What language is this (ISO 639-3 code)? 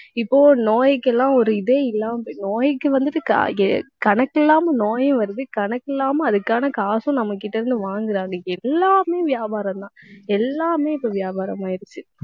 tam